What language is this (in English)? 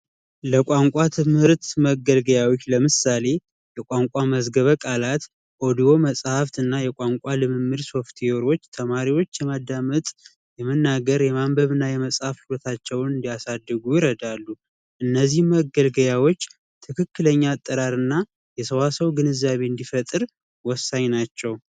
Amharic